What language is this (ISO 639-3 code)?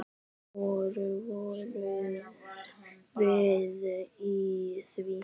isl